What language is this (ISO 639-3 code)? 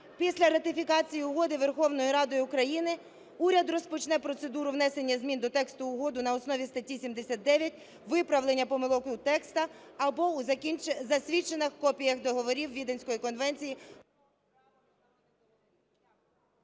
ukr